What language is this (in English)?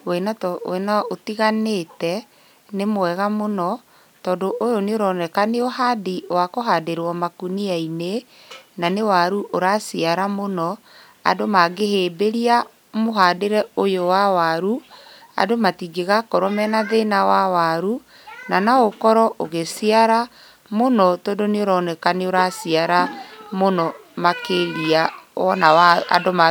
Kikuyu